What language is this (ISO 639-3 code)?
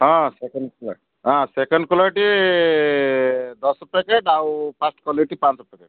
ori